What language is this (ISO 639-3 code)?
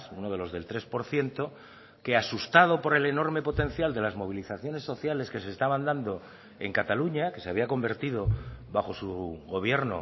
spa